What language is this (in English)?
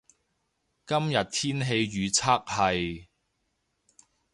Cantonese